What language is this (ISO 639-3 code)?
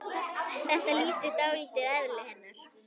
isl